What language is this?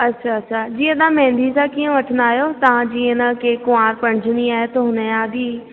Sindhi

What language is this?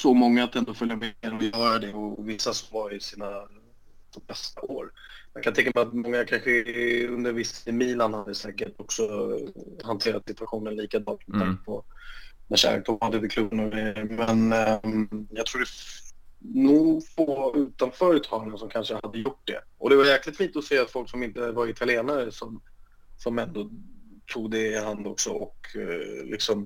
Swedish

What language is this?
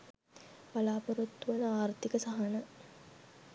Sinhala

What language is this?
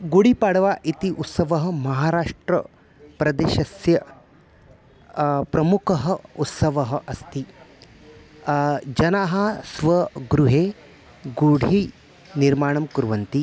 Sanskrit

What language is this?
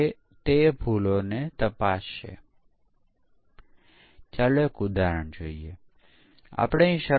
Gujarati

